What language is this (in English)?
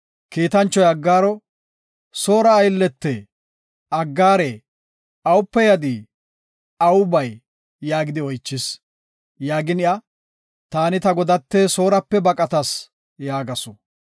Gofa